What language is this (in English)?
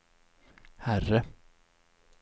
Swedish